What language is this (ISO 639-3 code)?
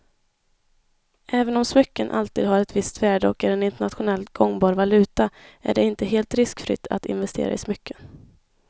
swe